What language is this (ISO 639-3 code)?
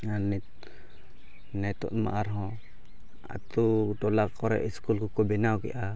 sat